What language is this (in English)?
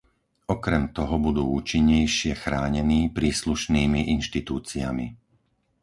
Slovak